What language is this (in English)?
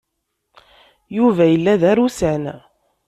Kabyle